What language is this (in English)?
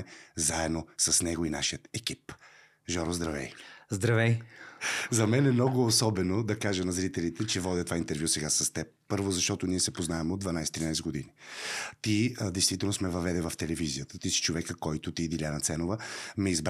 Bulgarian